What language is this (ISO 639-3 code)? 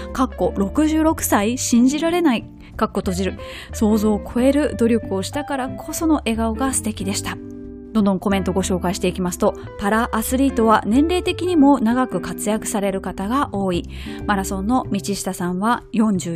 jpn